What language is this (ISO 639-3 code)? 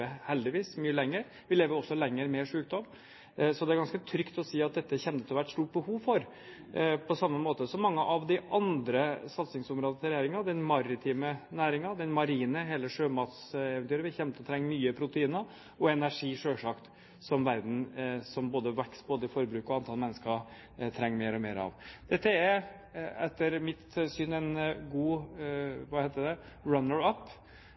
nob